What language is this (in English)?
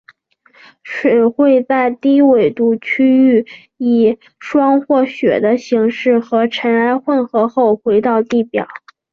Chinese